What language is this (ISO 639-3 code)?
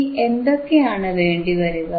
mal